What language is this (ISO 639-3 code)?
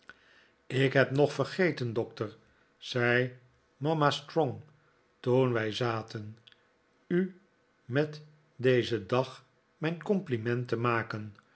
nld